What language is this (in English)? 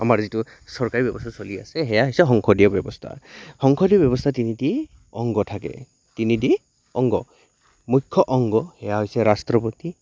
Assamese